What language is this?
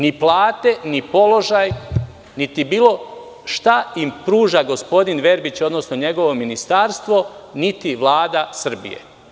Serbian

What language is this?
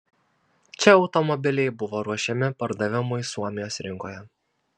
Lithuanian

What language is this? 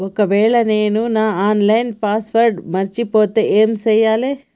Telugu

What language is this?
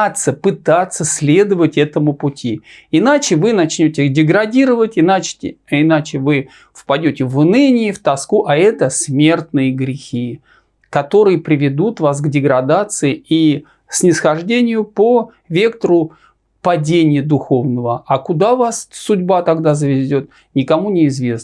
Russian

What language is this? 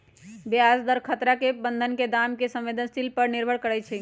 Magahi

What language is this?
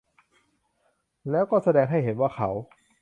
Thai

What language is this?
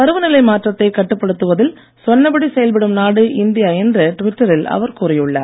Tamil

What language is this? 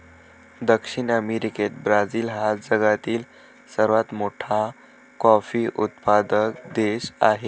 Marathi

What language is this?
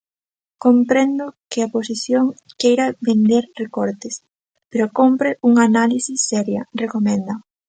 Galician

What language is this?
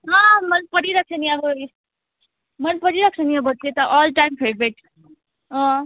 Nepali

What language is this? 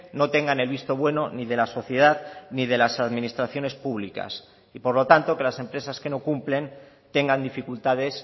Spanish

